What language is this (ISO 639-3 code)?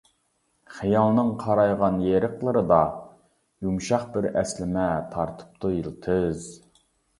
uig